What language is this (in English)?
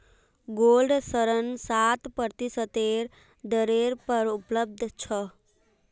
Magahi